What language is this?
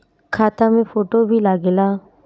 Bhojpuri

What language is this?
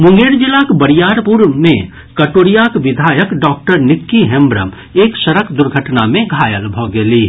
Maithili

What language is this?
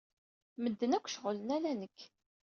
Kabyle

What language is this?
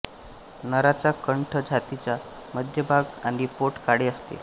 Marathi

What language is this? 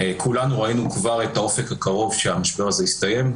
Hebrew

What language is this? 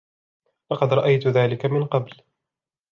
Arabic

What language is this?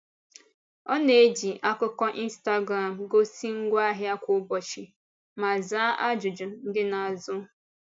Igbo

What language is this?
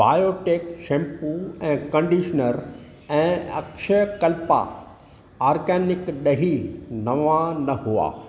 Sindhi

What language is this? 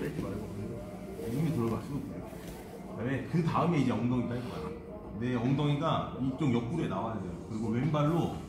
Korean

